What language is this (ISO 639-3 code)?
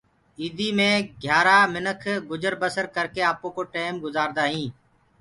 ggg